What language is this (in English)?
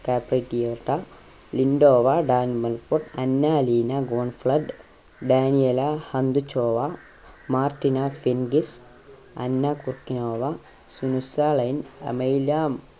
Malayalam